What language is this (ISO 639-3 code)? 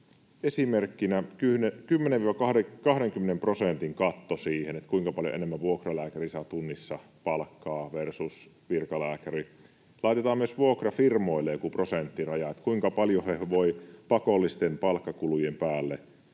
fin